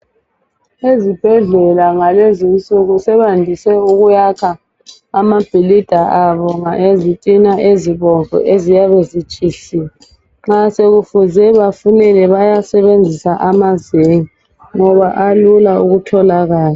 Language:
North Ndebele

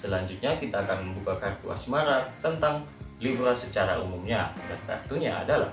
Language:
Indonesian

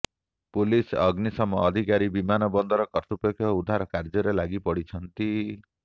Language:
Odia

